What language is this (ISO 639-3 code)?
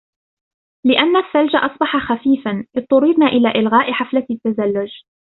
ara